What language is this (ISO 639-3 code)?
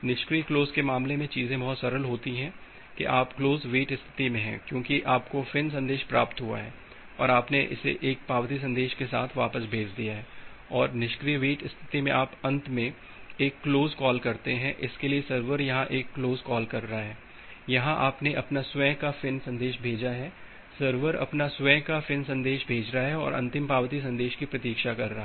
hin